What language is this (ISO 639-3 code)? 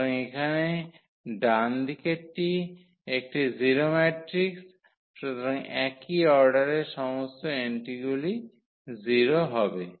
ben